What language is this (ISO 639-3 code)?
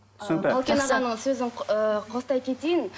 kaz